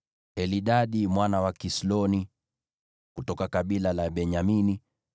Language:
Swahili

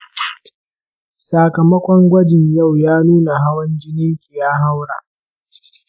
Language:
Hausa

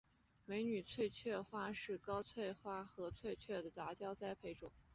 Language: Chinese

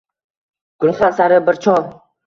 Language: Uzbek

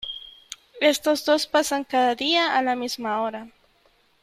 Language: Spanish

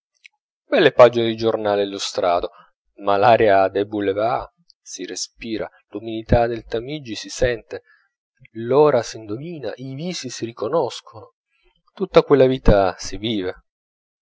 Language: Italian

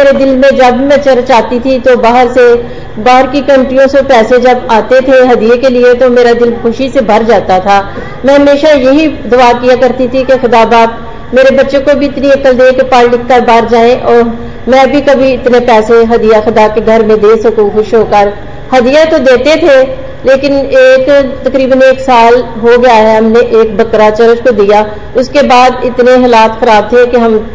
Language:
Hindi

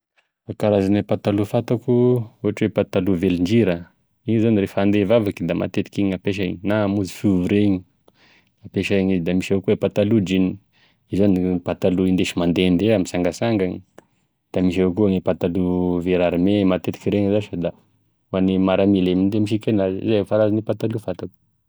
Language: Tesaka Malagasy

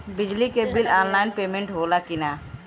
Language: Bhojpuri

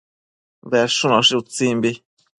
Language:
Matsés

